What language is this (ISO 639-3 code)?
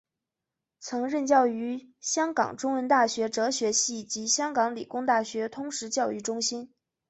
zho